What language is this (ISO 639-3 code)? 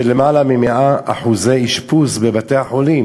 heb